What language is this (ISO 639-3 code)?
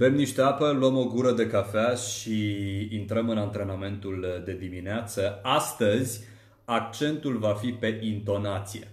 ron